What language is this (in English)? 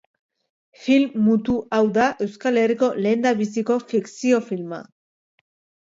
Basque